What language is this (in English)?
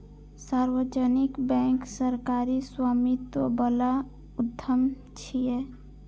Maithili